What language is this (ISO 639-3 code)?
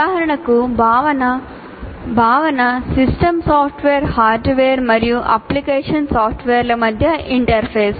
tel